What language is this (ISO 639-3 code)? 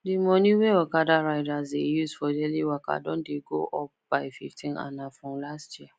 pcm